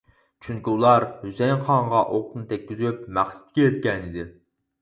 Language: Uyghur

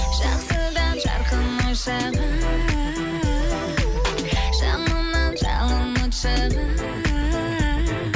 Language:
Kazakh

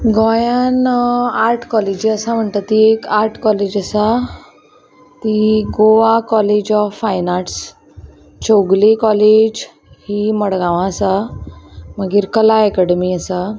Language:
Konkani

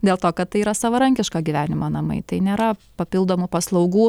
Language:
Lithuanian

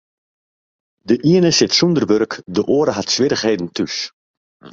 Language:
Western Frisian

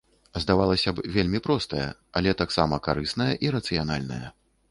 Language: Belarusian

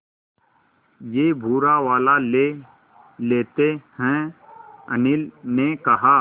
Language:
Hindi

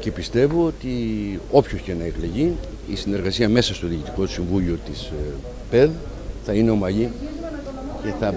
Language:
Greek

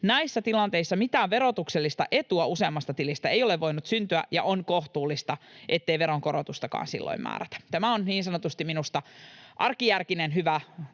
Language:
Finnish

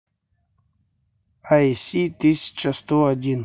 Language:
Russian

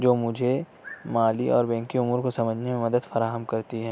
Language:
Urdu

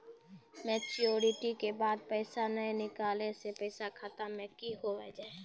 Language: Maithili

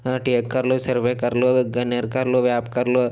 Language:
Telugu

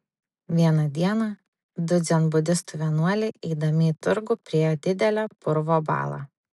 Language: Lithuanian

